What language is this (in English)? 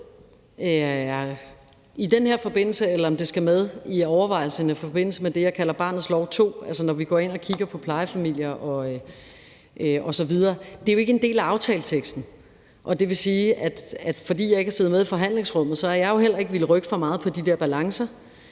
Danish